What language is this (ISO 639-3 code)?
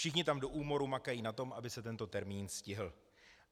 ces